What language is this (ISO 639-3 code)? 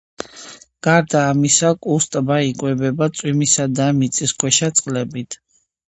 kat